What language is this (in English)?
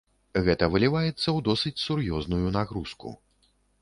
Belarusian